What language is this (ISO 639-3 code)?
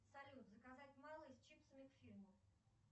rus